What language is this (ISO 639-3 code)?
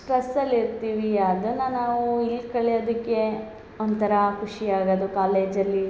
kan